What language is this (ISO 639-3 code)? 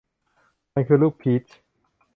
tha